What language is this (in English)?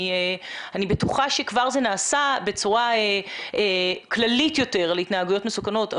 Hebrew